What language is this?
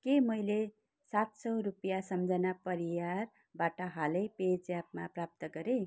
Nepali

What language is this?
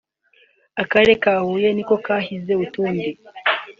Kinyarwanda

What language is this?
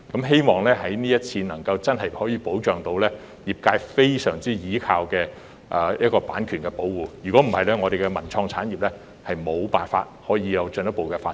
Cantonese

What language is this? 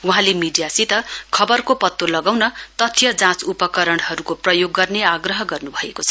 Nepali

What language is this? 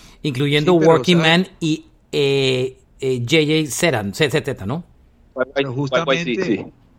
Spanish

